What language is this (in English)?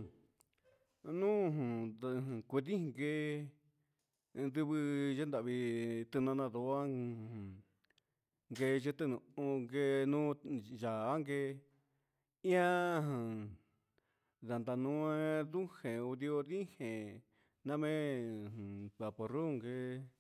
Huitepec Mixtec